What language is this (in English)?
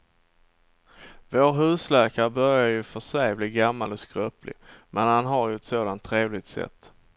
Swedish